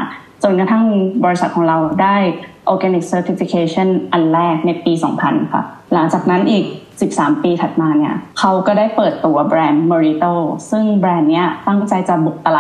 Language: Thai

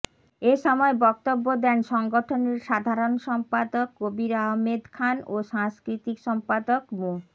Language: Bangla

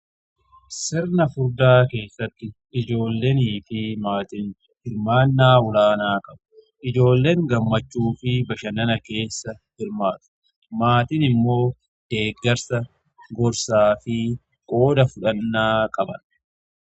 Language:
Oromo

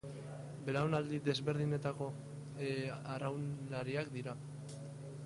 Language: Basque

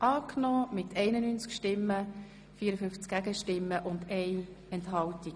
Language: Swiss German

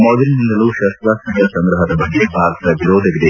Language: Kannada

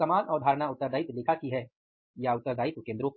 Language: Hindi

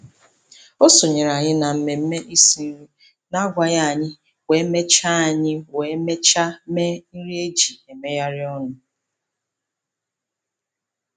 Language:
Igbo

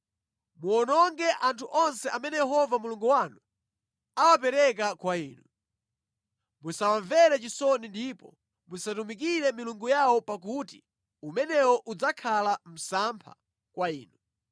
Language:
Nyanja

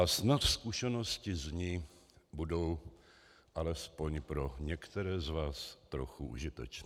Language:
Czech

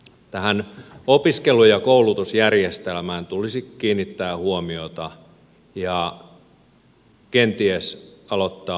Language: Finnish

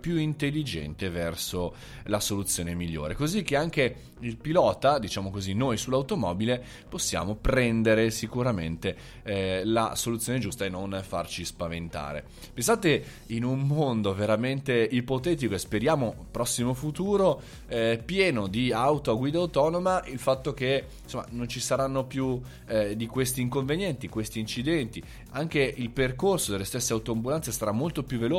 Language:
Italian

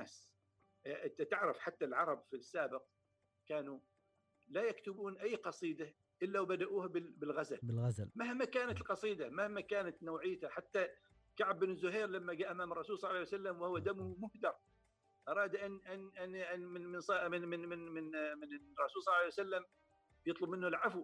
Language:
Arabic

